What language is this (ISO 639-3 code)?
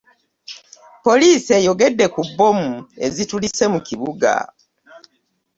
lug